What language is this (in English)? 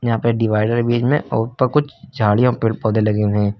Hindi